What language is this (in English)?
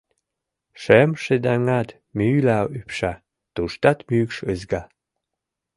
Mari